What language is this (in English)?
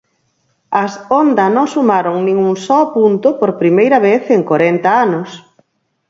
Galician